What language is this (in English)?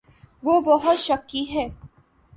Urdu